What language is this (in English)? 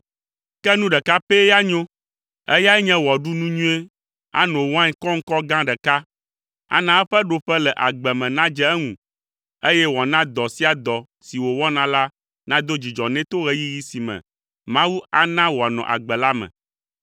Ewe